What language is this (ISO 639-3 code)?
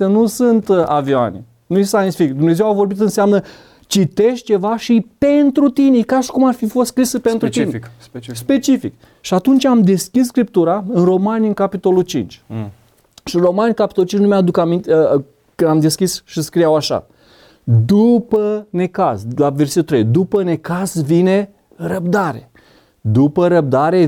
ron